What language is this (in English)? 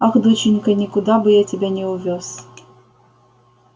Russian